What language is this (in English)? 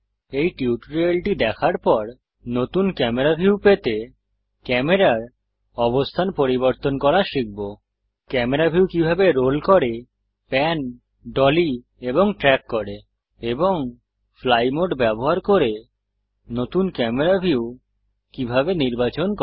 Bangla